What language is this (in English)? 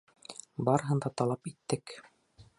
Bashkir